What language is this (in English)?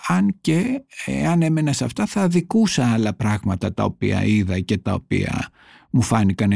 Greek